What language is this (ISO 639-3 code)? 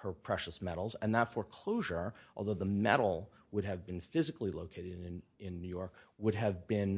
eng